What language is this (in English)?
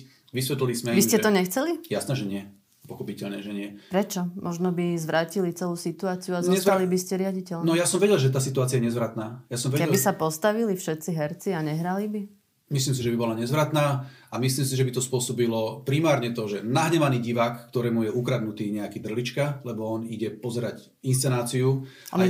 Slovak